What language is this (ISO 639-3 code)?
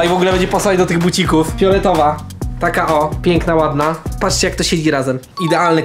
pol